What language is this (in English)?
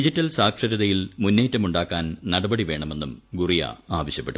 Malayalam